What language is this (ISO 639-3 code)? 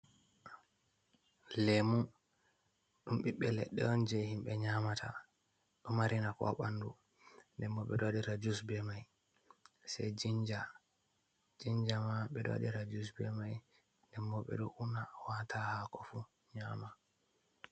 ful